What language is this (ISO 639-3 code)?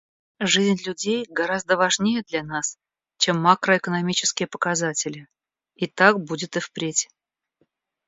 rus